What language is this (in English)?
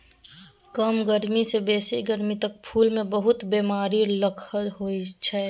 Maithili